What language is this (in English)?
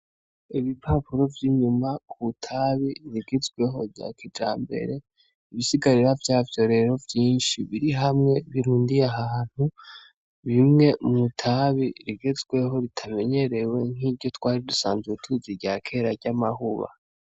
Rundi